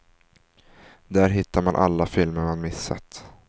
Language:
Swedish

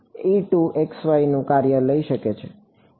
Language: Gujarati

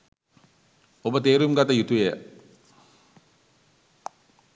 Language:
Sinhala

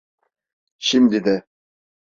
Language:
Turkish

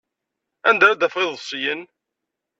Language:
Kabyle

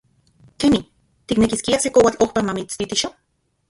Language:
Central Puebla Nahuatl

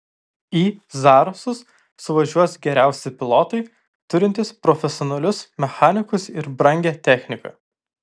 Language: Lithuanian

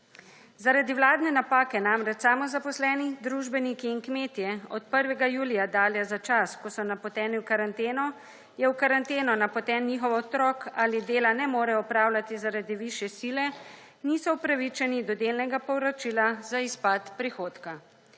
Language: Slovenian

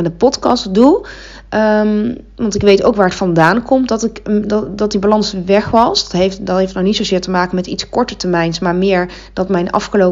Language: Dutch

